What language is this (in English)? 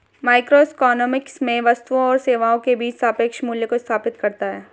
Hindi